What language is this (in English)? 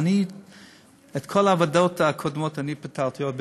Hebrew